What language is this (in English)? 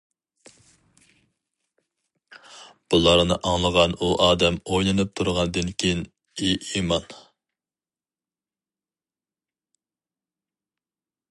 Uyghur